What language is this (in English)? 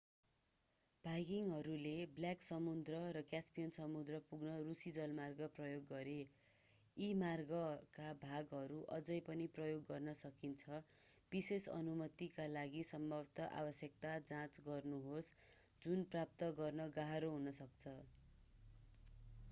Nepali